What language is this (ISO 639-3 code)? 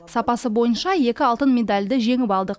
kaz